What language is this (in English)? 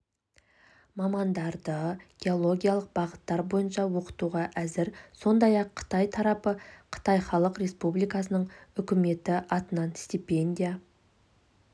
Kazakh